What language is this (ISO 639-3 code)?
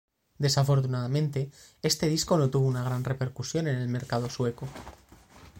spa